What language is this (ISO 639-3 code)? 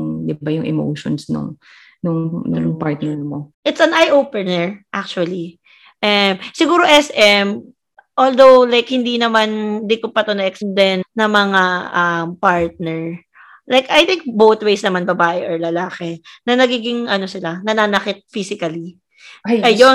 fil